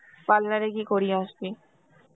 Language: Bangla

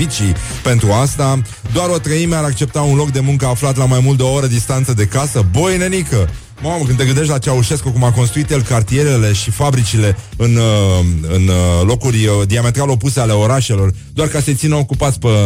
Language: Romanian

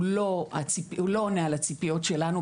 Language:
Hebrew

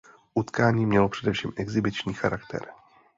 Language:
Czech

